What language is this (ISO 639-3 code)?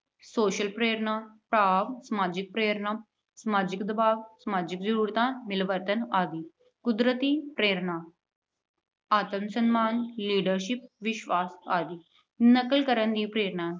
pan